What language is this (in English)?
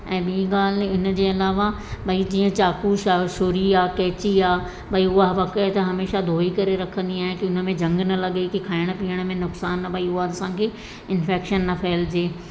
Sindhi